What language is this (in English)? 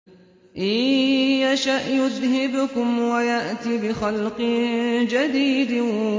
Arabic